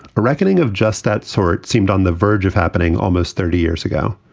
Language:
English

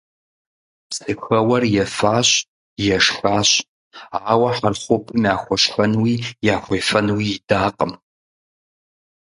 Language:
Kabardian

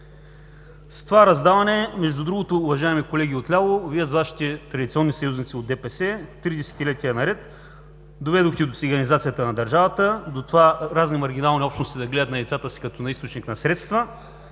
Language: Bulgarian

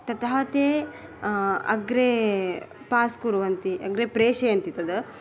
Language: Sanskrit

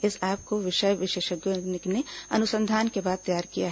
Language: Hindi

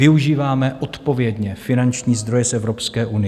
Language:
Czech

